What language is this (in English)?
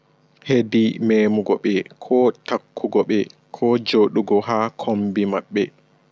Fula